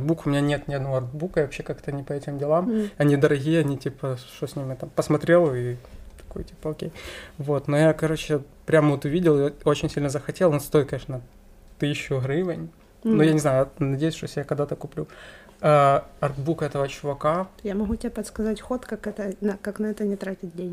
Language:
Russian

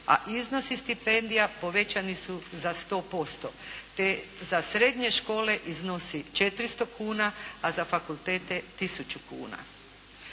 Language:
Croatian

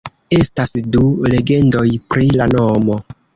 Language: Esperanto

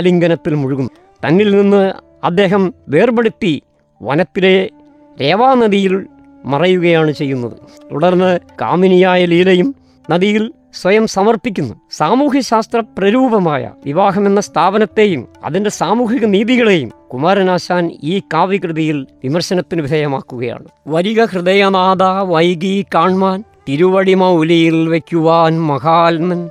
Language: Malayalam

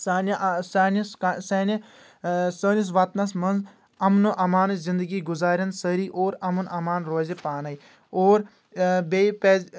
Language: Kashmiri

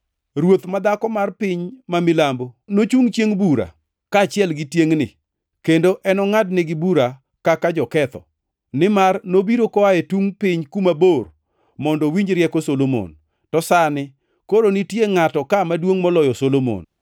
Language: Luo (Kenya and Tanzania)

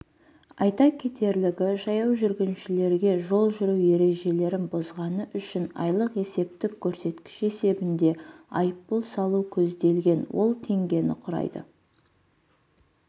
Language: Kazakh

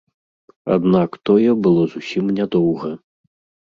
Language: Belarusian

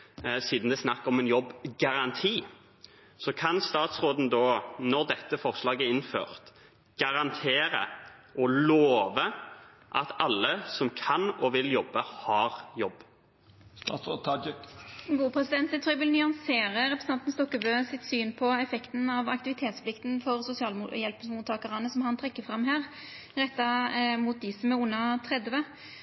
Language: Norwegian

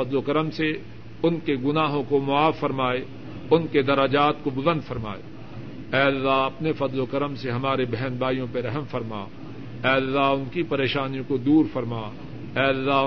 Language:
Urdu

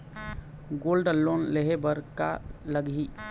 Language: Chhattisgarhi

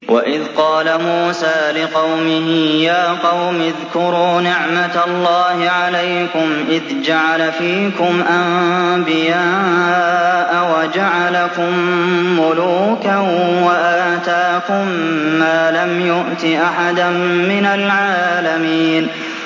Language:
Arabic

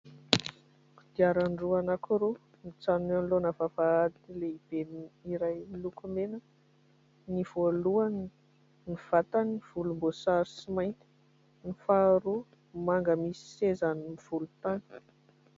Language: Malagasy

